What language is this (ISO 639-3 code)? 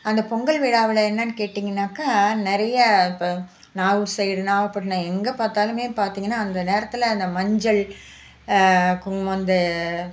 tam